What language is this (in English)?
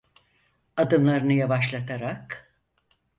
Turkish